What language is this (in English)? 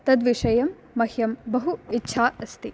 Sanskrit